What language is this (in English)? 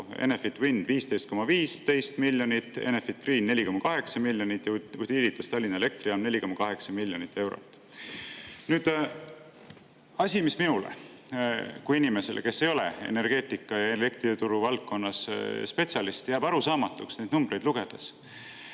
Estonian